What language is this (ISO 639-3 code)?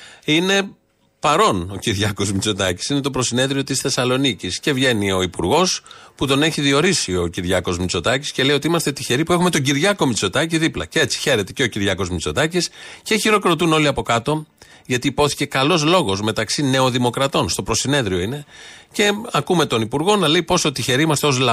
ell